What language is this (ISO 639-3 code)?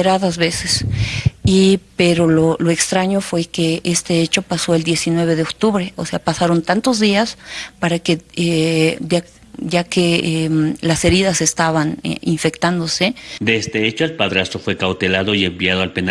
spa